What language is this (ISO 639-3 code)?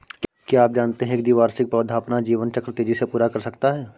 hin